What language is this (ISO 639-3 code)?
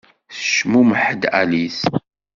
kab